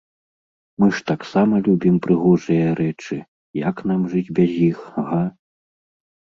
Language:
Belarusian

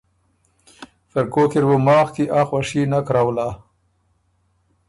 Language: Ormuri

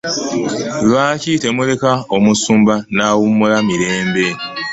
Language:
Ganda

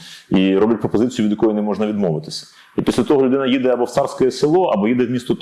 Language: Ukrainian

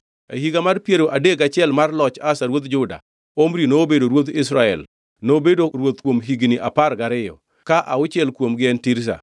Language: Luo (Kenya and Tanzania)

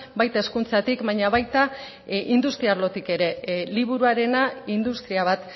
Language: Basque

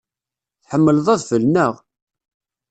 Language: Kabyle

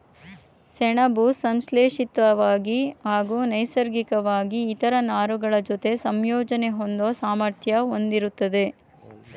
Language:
Kannada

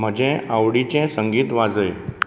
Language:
Konkani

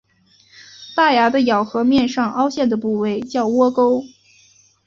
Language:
Chinese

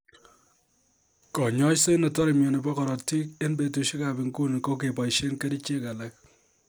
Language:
Kalenjin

